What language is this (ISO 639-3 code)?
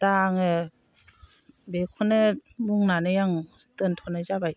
brx